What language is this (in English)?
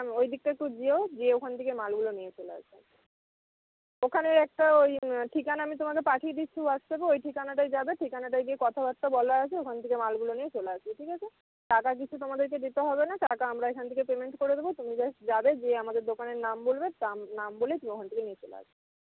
Bangla